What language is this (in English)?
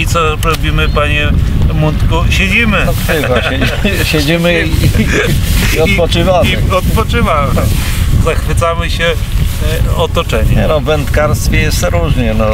Polish